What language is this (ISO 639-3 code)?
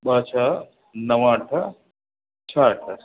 snd